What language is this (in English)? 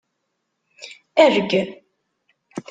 Kabyle